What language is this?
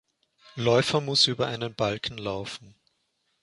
German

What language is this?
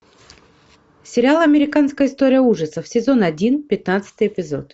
Russian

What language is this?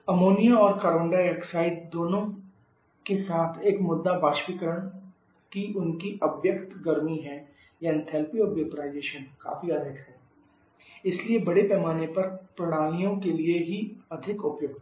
Hindi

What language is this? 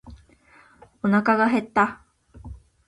Japanese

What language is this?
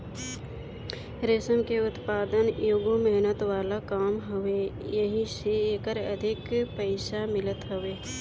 Bhojpuri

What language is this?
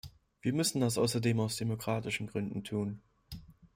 German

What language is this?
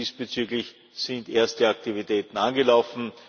German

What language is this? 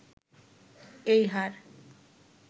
Bangla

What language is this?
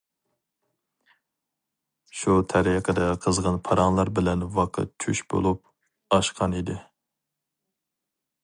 Uyghur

